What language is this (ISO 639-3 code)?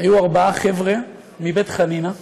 heb